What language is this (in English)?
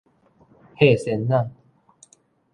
Min Nan Chinese